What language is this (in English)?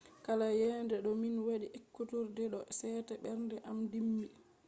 Fula